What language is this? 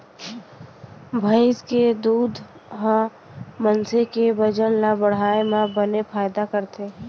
Chhattisgarhi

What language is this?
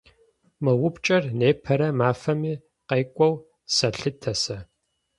Adyghe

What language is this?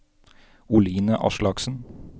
Norwegian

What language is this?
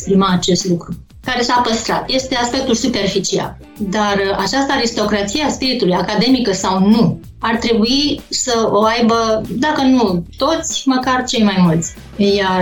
Romanian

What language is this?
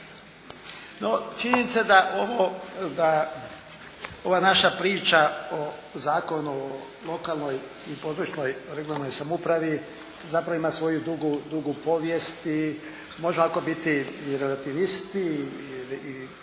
Croatian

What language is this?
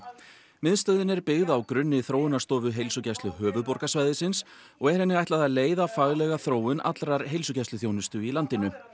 Icelandic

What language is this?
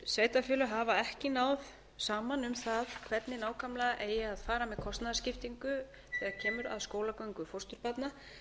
Icelandic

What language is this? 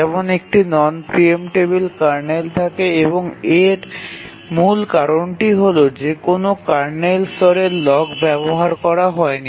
Bangla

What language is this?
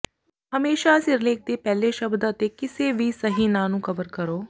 Punjabi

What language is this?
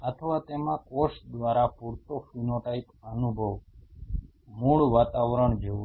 Gujarati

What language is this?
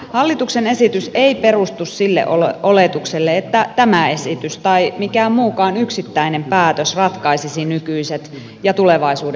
Finnish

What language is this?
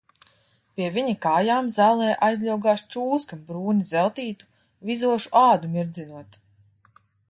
Latvian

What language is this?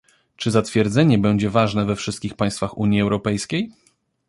Polish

